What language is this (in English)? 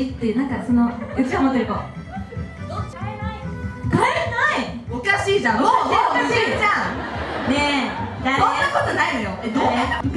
Japanese